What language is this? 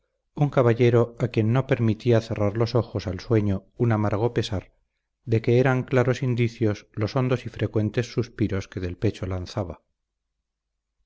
Spanish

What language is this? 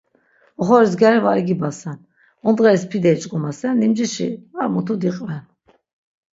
Laz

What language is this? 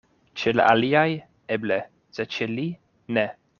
Esperanto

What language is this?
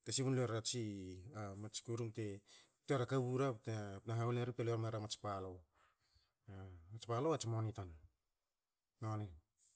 Hakö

